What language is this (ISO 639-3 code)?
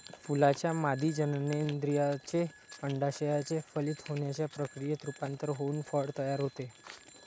mar